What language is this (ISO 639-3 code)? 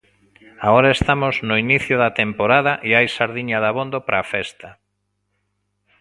glg